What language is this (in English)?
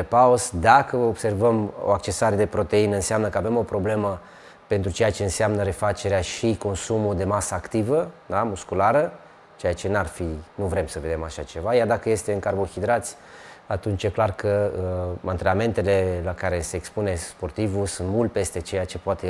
Romanian